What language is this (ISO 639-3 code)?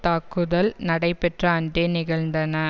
tam